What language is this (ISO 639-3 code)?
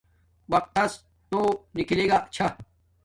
dmk